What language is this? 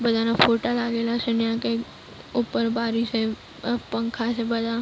Gujarati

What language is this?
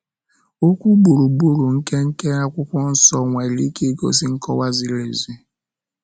Igbo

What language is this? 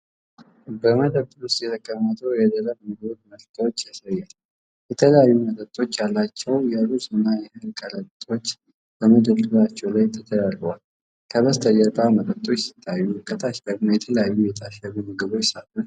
Amharic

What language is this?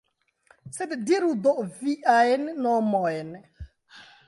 Esperanto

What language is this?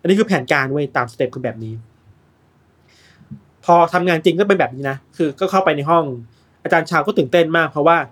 Thai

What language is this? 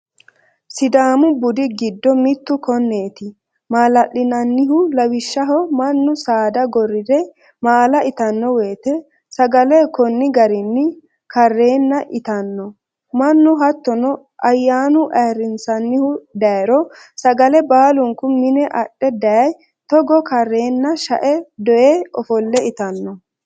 Sidamo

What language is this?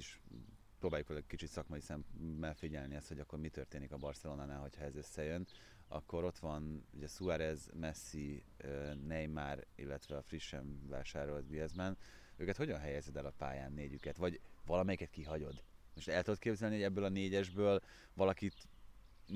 Hungarian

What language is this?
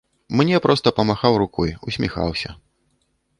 Belarusian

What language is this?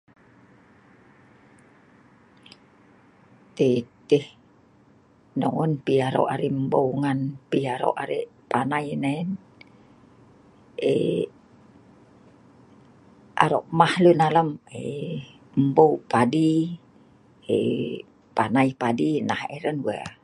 Sa'ban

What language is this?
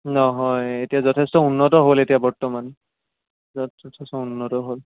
Assamese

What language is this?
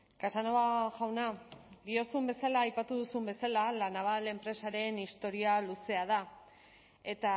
Basque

